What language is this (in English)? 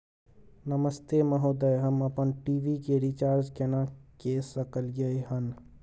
Maithili